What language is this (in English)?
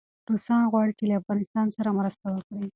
Pashto